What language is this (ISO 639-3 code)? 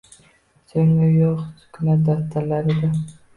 uzb